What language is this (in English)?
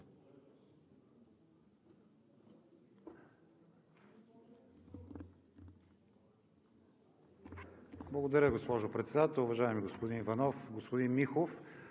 Bulgarian